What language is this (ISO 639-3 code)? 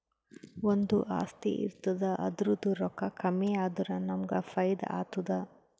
kan